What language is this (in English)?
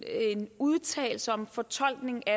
Danish